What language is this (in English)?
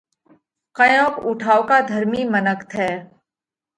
Parkari Koli